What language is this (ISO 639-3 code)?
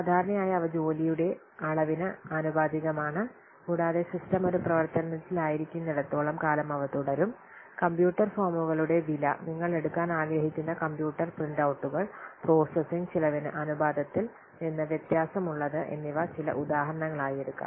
mal